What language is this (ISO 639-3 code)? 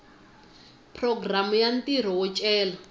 tso